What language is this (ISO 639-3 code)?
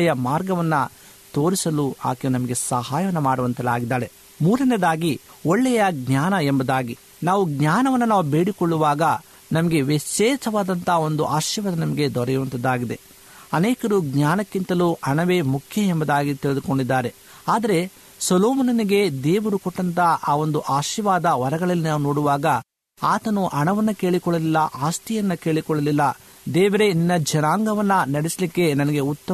kan